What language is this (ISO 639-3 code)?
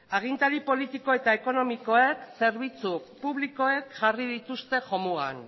eus